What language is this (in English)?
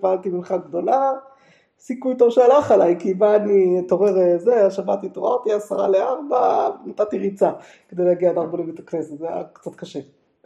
Hebrew